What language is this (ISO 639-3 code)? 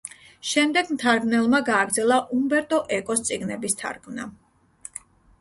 kat